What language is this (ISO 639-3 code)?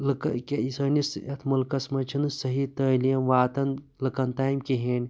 kas